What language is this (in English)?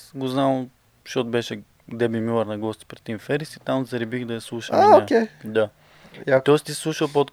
Bulgarian